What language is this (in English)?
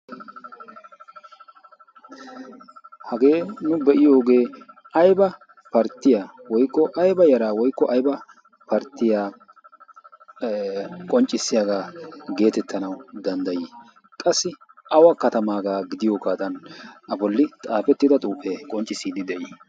Wolaytta